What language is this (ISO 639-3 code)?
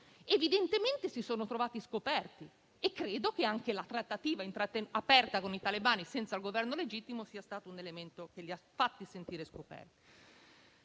ita